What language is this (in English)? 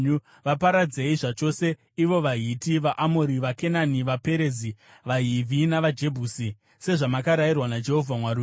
Shona